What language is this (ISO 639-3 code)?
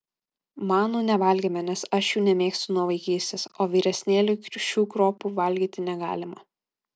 lit